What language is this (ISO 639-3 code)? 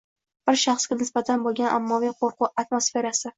uzb